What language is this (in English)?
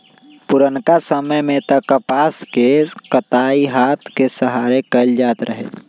Magahi